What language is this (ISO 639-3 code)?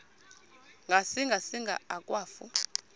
xho